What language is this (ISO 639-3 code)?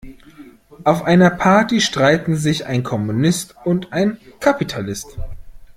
deu